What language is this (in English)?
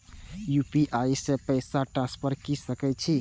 Maithili